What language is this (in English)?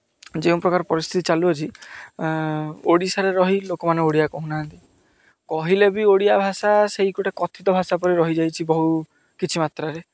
Odia